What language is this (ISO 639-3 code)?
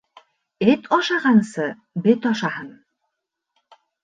bak